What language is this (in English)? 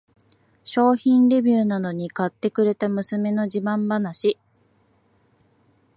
Japanese